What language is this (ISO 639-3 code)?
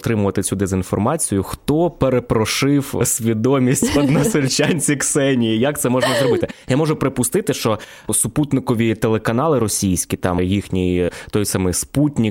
ukr